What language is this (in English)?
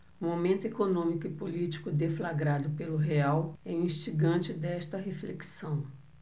Portuguese